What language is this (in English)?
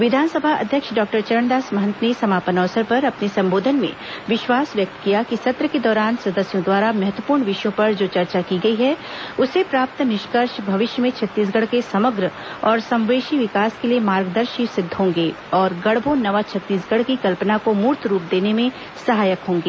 Hindi